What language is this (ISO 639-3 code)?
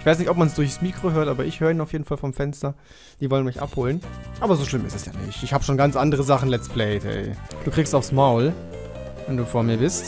deu